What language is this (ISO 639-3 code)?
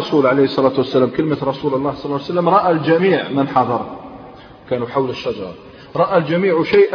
ara